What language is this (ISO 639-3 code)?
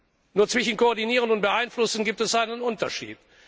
deu